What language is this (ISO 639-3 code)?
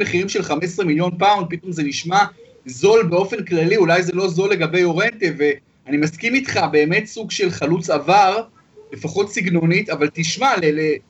heb